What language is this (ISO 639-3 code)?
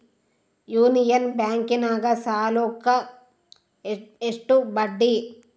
kan